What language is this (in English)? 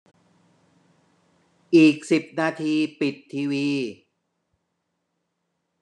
Thai